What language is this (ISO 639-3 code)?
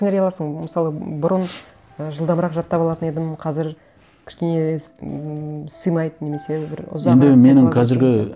kaz